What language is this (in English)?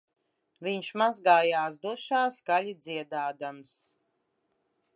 Latvian